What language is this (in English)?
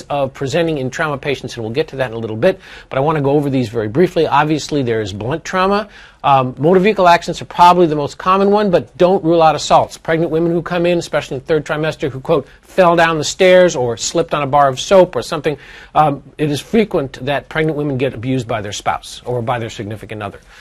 English